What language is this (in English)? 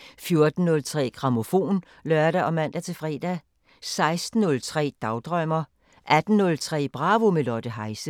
Danish